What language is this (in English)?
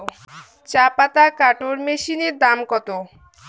Bangla